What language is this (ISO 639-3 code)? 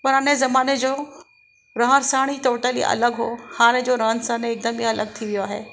snd